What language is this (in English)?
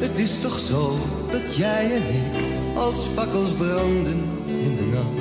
Dutch